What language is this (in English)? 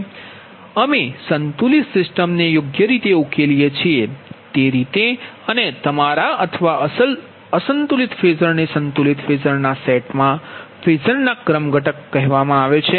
Gujarati